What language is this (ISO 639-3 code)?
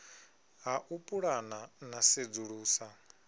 ven